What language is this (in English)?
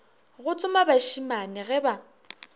Northern Sotho